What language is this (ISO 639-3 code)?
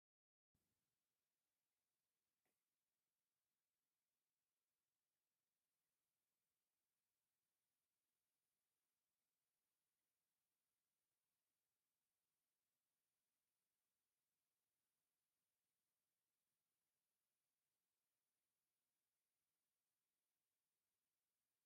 tir